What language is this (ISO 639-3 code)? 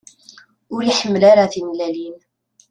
kab